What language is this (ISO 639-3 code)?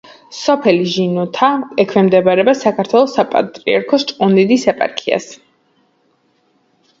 kat